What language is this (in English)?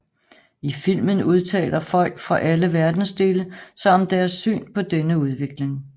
Danish